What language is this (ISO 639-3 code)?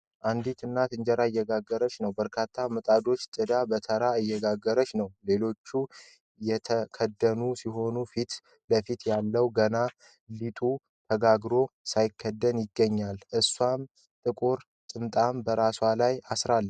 amh